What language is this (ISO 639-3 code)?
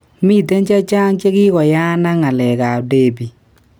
kln